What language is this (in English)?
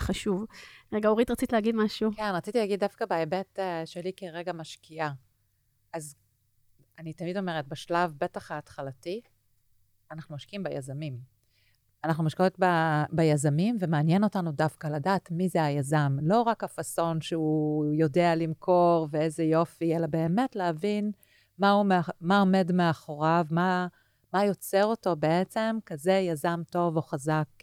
Hebrew